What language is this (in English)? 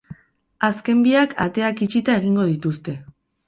Basque